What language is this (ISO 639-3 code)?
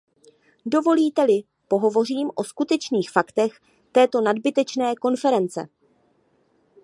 ces